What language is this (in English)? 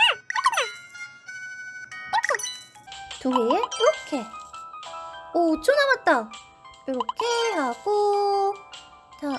Korean